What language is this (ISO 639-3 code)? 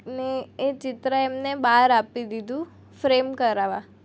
guj